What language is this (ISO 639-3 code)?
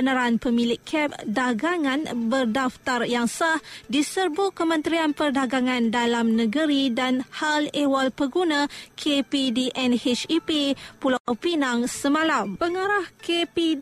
msa